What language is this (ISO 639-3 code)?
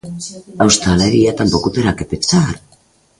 glg